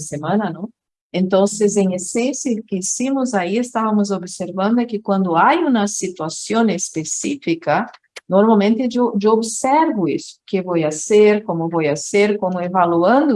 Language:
Portuguese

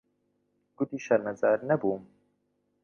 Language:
Central Kurdish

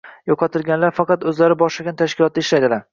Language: Uzbek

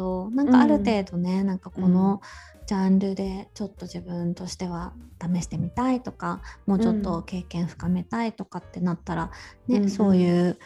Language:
Japanese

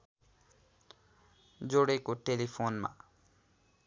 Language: Nepali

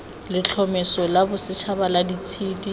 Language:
Tswana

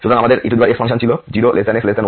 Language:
Bangla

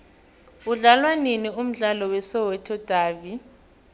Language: South Ndebele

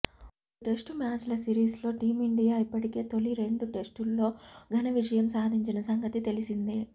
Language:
Telugu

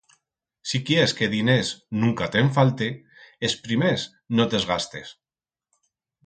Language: Aragonese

